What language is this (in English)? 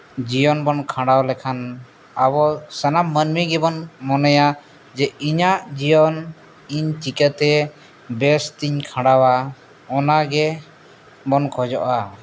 Santali